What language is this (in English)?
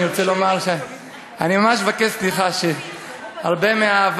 Hebrew